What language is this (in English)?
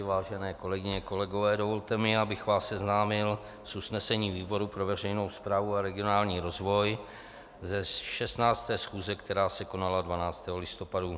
Czech